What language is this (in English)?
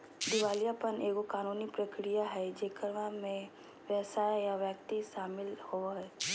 Magahi